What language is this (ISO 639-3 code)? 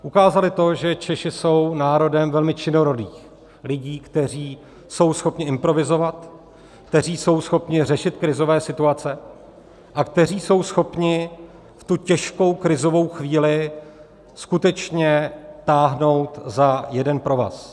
ces